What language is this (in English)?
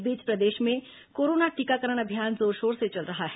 Hindi